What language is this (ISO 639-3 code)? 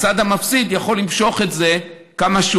heb